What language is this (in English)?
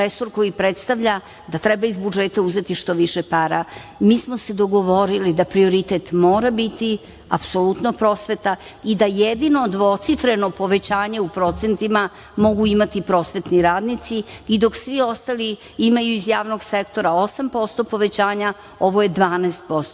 Serbian